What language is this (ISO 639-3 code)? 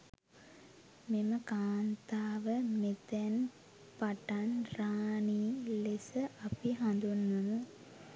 sin